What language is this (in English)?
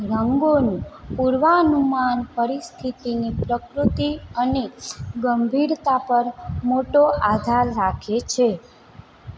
Gujarati